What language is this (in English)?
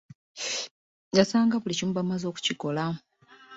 Ganda